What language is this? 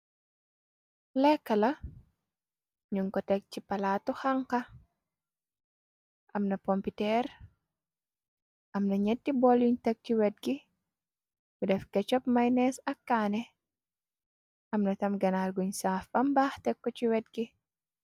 Wolof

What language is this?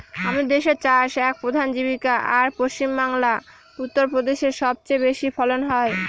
Bangla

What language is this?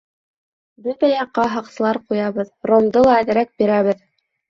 Bashkir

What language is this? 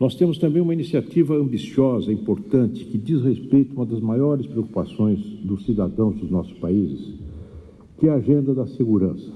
Portuguese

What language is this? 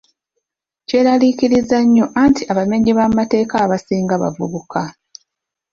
Ganda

